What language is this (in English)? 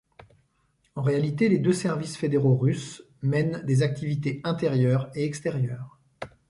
French